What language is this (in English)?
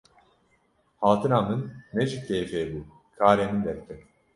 Kurdish